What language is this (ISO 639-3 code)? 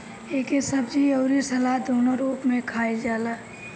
bho